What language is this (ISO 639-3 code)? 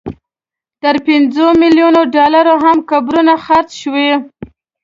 pus